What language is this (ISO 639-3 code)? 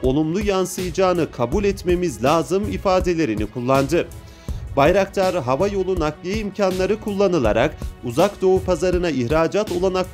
tur